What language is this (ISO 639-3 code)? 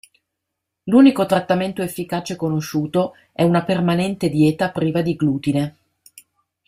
ita